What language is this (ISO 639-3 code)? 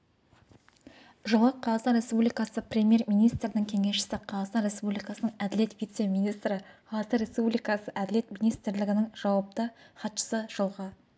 kaz